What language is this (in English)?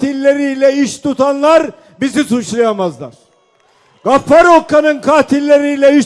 Turkish